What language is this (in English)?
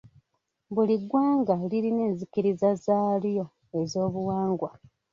Ganda